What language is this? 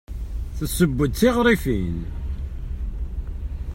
Kabyle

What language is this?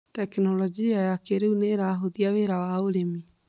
Kikuyu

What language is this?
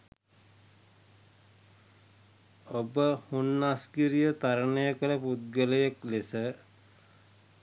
Sinhala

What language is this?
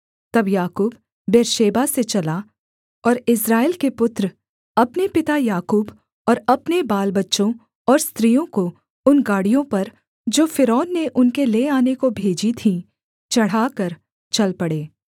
Hindi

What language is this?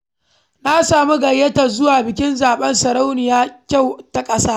Hausa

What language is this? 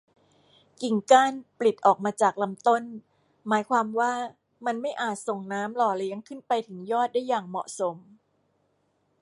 Thai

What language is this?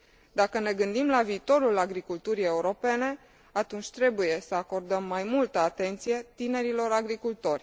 Romanian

